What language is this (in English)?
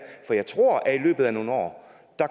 Danish